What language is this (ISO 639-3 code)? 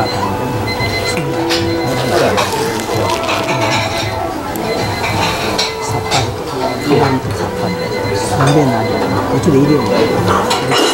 jpn